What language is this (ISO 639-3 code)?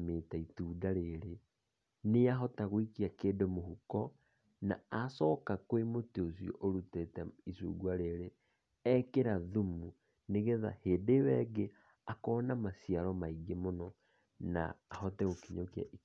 kik